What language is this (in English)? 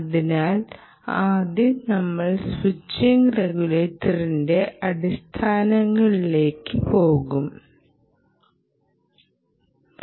Malayalam